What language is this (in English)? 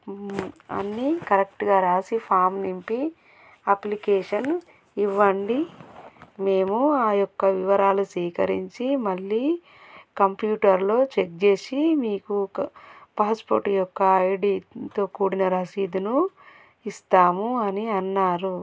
Telugu